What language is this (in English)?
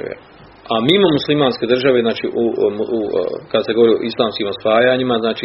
Croatian